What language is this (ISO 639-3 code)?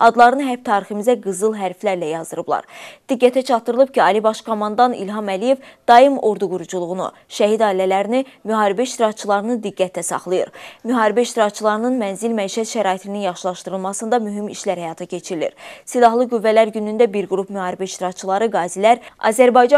tur